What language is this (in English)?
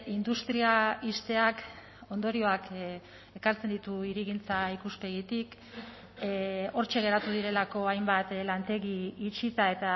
Basque